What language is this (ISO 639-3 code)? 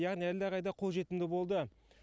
kaz